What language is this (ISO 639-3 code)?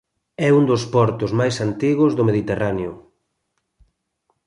glg